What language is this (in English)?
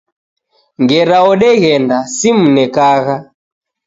Taita